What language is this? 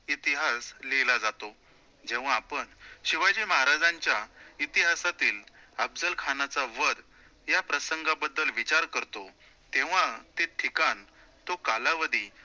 Marathi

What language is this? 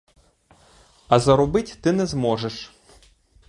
Ukrainian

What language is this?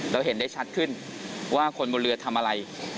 Thai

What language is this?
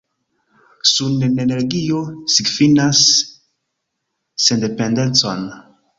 Esperanto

